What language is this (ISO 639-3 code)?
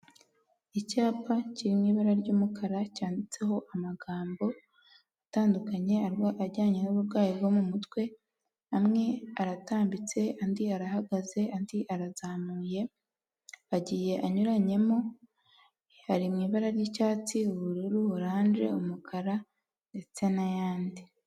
kin